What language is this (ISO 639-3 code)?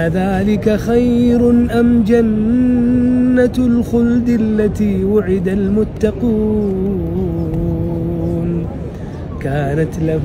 ara